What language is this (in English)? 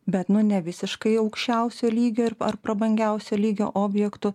Lithuanian